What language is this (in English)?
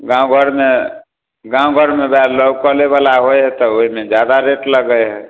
Maithili